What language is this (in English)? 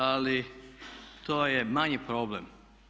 Croatian